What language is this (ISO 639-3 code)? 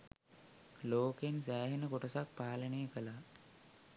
sin